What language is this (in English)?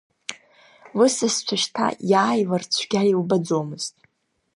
Abkhazian